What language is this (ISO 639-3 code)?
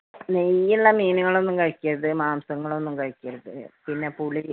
mal